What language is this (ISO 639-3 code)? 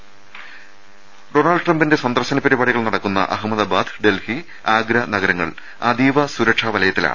mal